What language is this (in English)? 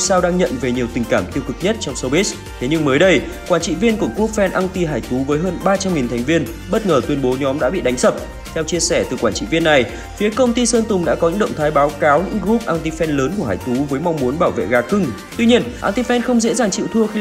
Vietnamese